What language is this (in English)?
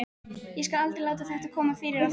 Icelandic